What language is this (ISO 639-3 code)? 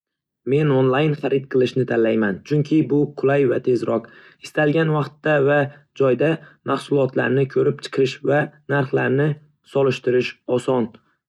uzb